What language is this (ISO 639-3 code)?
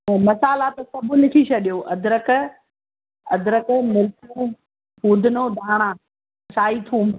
snd